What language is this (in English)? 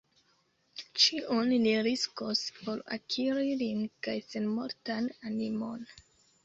Esperanto